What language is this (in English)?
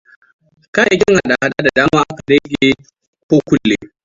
Hausa